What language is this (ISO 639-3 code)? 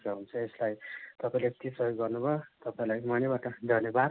nep